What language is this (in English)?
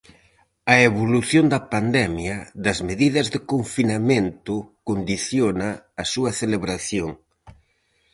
Galician